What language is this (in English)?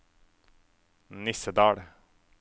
Norwegian